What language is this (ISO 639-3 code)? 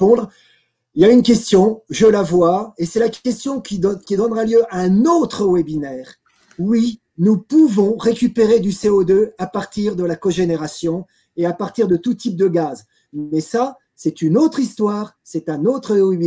fra